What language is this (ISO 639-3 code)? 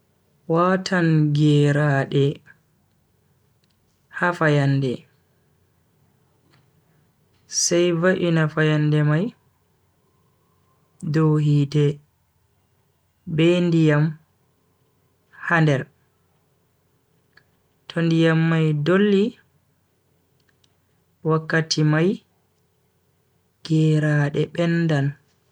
fui